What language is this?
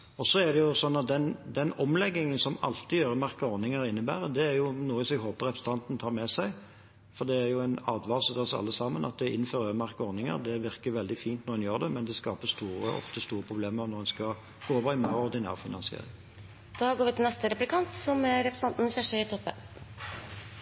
Norwegian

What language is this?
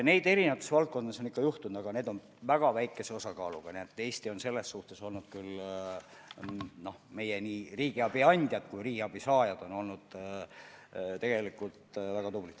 Estonian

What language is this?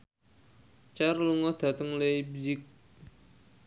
Javanese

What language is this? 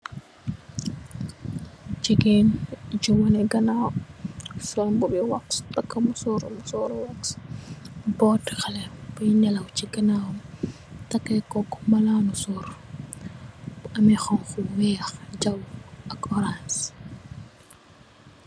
Wolof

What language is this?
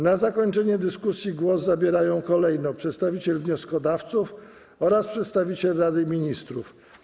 Polish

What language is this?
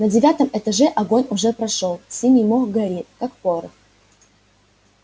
Russian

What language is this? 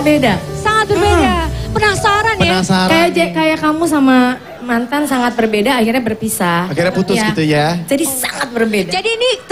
Indonesian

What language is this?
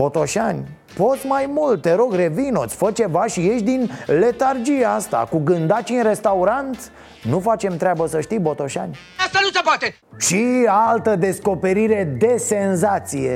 Romanian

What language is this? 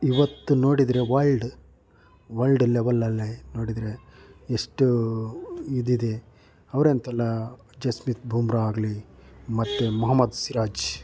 Kannada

